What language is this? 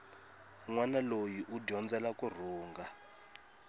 Tsonga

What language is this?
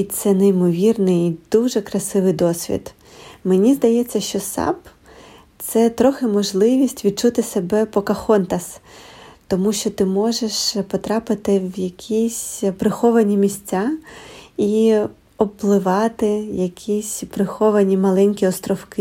Ukrainian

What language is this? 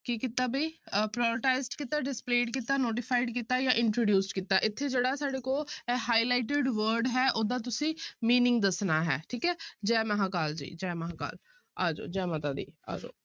Punjabi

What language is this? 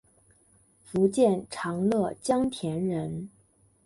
Chinese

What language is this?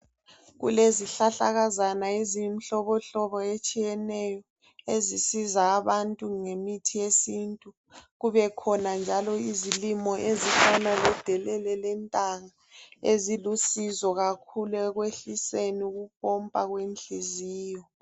North Ndebele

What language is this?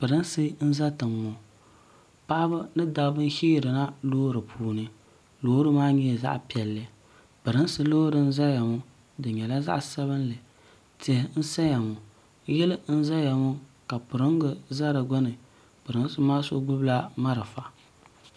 Dagbani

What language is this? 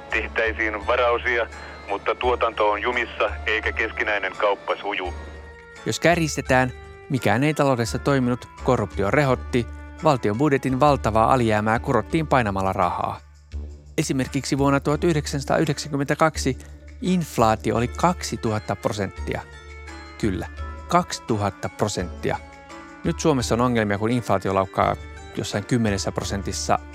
Finnish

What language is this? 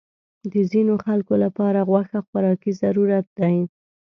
Pashto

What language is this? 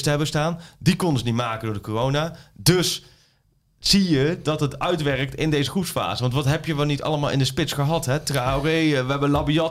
Dutch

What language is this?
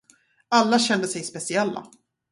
Swedish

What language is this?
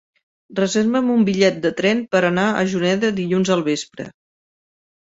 Catalan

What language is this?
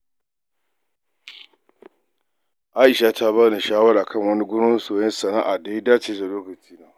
Hausa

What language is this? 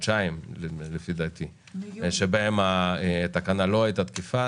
Hebrew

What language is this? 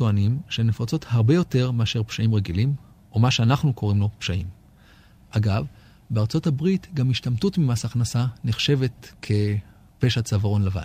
Hebrew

